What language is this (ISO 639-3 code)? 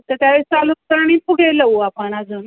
mar